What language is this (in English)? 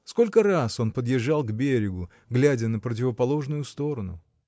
Russian